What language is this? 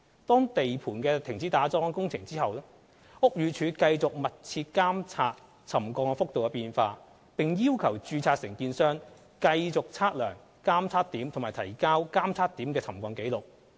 Cantonese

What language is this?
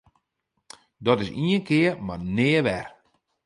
Western Frisian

